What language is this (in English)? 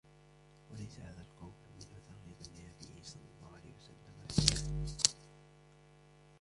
Arabic